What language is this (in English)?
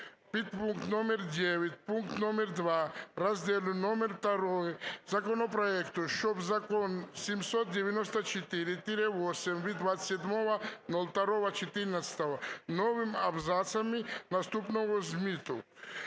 Ukrainian